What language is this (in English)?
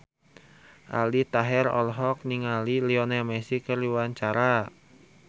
Sundanese